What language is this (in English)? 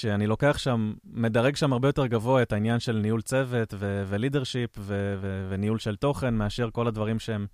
Hebrew